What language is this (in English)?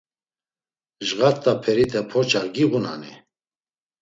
Laz